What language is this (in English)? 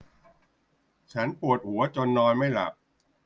Thai